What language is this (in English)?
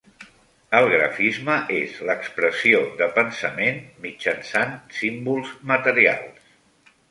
Catalan